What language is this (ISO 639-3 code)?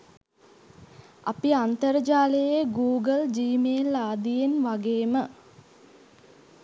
sin